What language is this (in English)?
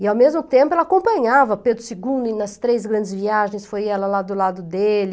Portuguese